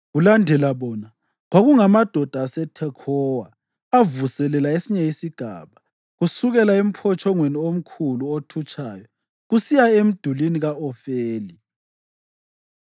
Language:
North Ndebele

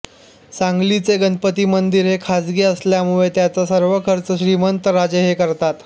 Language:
Marathi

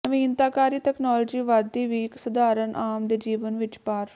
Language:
Punjabi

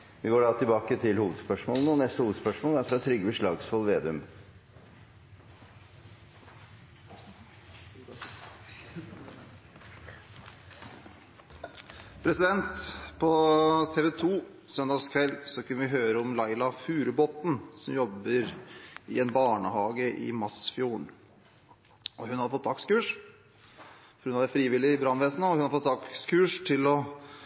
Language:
Norwegian Bokmål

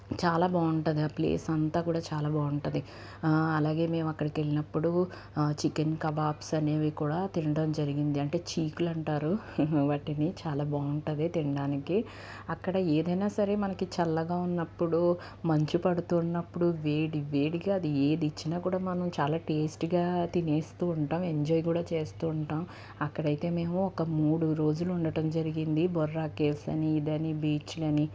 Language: Telugu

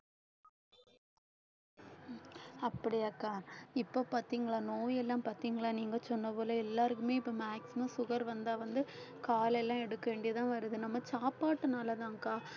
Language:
Tamil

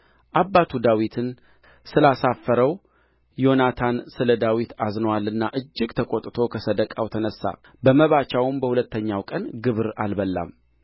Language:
Amharic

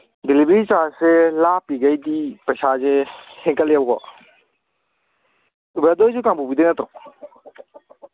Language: Manipuri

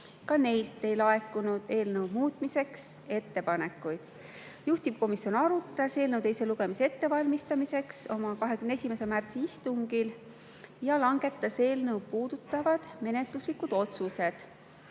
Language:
Estonian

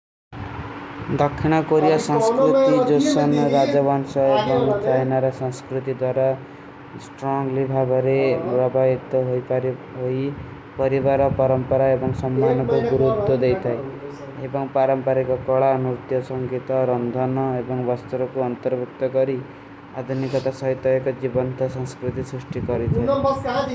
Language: Kui (India)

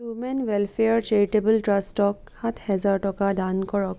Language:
Assamese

